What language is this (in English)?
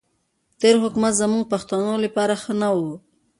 Pashto